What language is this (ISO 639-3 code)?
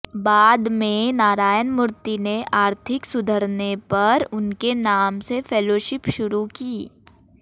hin